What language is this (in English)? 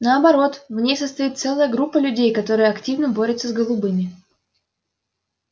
Russian